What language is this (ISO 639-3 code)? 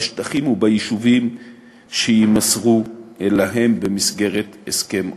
heb